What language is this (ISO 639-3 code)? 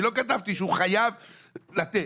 heb